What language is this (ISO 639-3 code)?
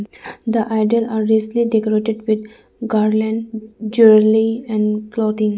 eng